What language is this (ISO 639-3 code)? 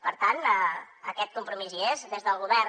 cat